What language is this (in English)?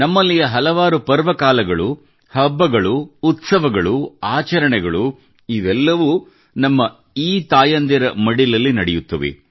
Kannada